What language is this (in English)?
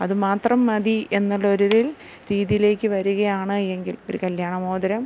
Malayalam